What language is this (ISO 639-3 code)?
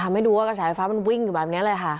tha